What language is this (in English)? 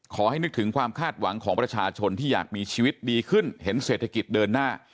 Thai